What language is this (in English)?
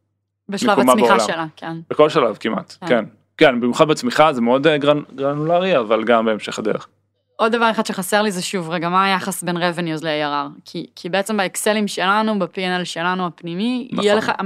Hebrew